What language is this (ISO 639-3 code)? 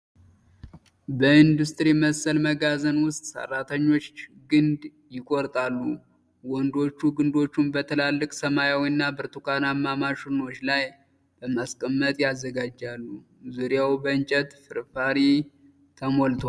amh